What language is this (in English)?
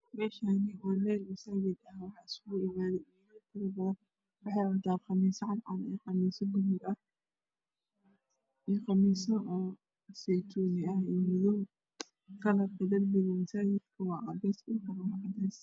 Somali